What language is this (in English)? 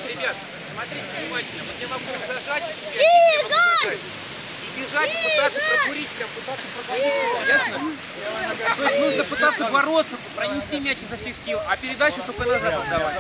Russian